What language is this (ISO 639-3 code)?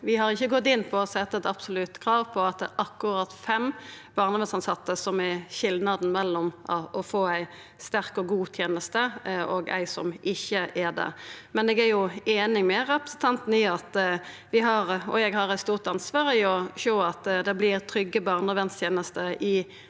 nor